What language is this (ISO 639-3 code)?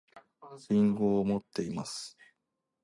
jpn